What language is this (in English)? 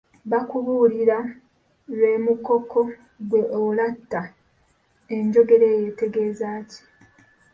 Ganda